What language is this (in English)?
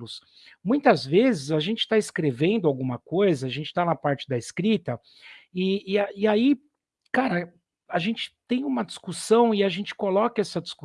Portuguese